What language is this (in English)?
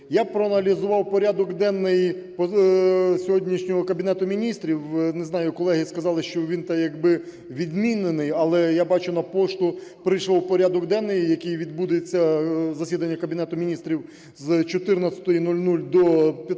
Ukrainian